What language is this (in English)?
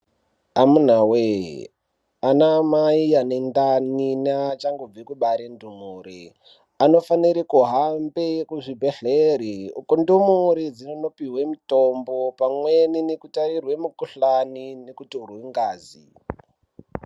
Ndau